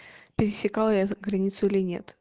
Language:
Russian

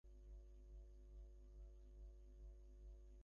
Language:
Bangla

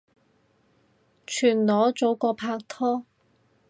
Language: Cantonese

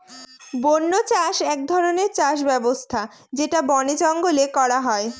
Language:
Bangla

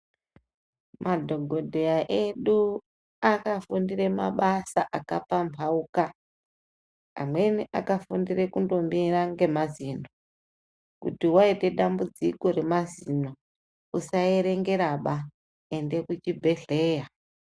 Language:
Ndau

